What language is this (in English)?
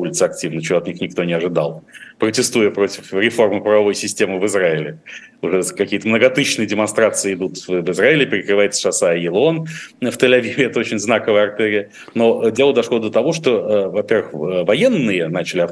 Russian